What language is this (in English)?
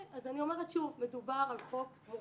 Hebrew